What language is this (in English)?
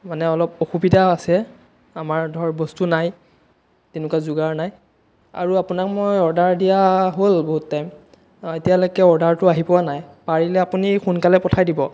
Assamese